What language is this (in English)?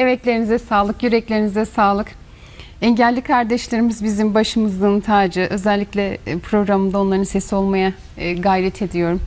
Turkish